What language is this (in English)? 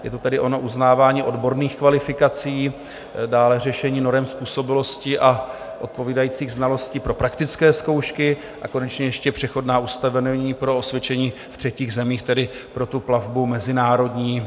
Czech